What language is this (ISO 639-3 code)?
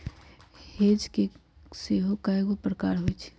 mag